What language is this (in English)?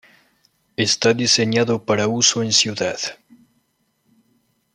Spanish